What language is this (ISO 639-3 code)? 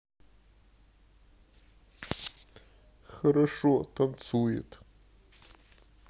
rus